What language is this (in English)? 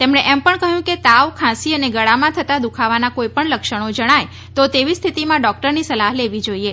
Gujarati